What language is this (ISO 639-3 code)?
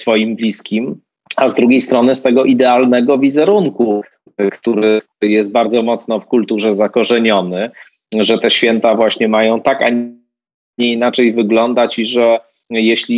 pol